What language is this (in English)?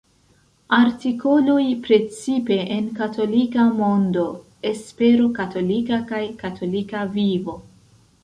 Esperanto